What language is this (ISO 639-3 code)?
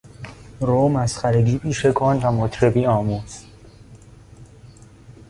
fas